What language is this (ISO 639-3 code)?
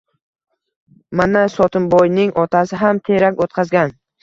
uzb